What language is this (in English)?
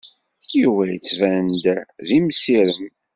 Kabyle